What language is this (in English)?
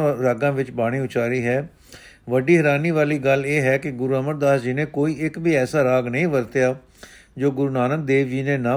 Punjabi